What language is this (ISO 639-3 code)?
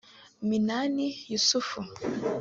kin